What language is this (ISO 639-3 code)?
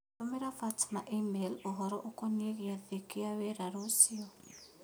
kik